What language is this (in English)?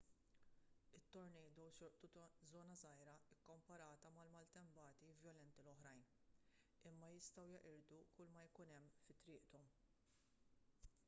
Maltese